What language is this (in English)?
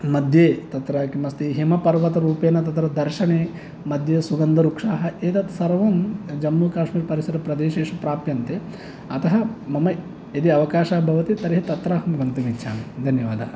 Sanskrit